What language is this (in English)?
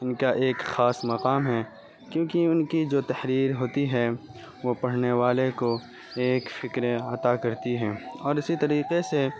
Urdu